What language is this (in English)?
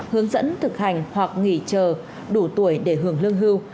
Vietnamese